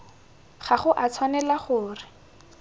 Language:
Tswana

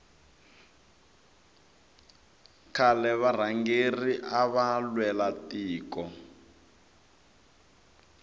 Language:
Tsonga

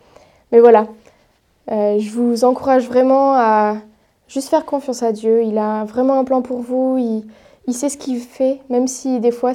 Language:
French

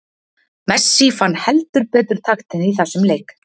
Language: Icelandic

